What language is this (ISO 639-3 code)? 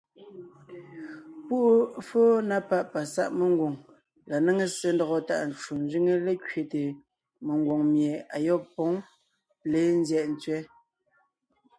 nnh